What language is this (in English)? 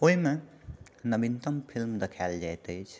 Maithili